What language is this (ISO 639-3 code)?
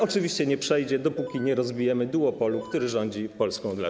pol